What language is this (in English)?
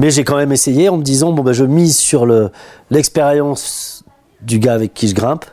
French